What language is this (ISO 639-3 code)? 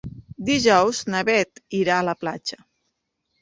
cat